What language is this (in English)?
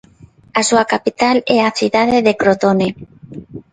Galician